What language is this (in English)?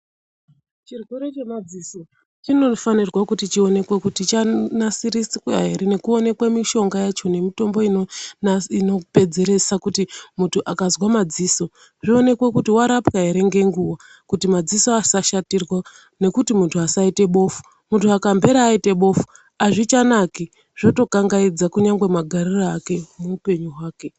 Ndau